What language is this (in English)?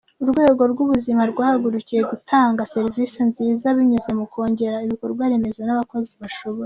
Kinyarwanda